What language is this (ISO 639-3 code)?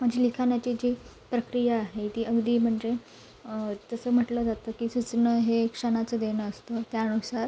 mar